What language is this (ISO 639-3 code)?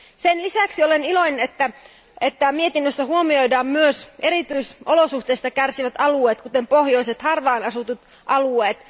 fin